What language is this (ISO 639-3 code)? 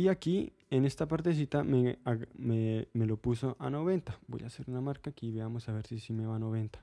spa